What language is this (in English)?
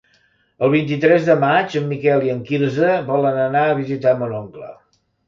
Catalan